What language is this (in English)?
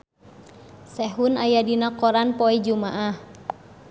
Sundanese